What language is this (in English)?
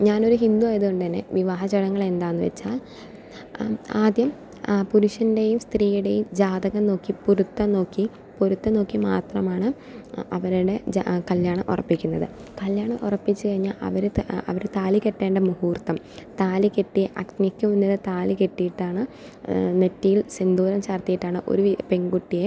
Malayalam